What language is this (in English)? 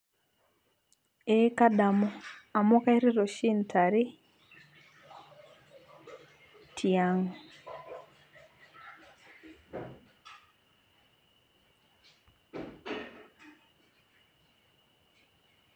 Masai